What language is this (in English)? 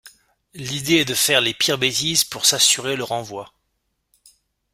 French